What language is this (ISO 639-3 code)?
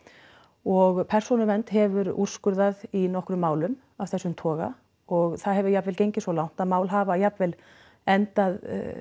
isl